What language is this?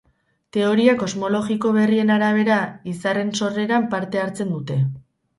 Basque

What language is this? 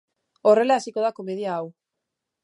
Basque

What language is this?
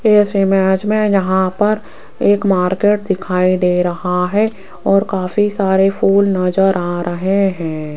Hindi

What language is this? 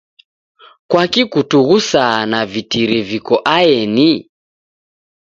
Taita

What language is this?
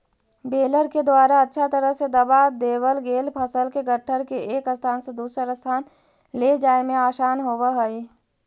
Magahi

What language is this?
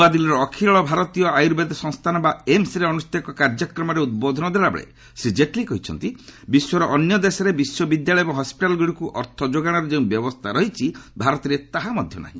Odia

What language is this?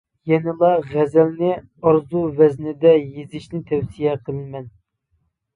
Uyghur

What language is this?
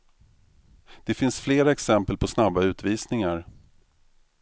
Swedish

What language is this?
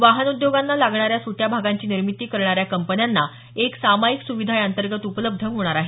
Marathi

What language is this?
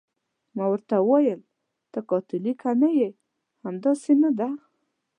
Pashto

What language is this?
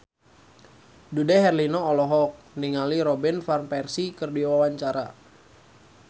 Sundanese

